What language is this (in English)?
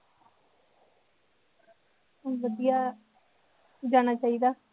Punjabi